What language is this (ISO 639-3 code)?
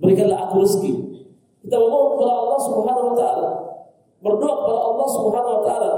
ind